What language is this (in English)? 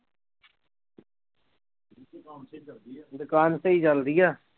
Punjabi